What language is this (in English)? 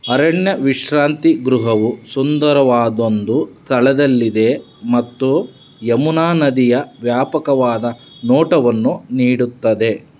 Kannada